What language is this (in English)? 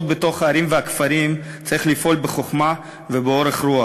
Hebrew